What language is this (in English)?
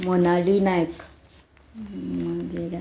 Konkani